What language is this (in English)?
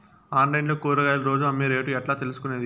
Telugu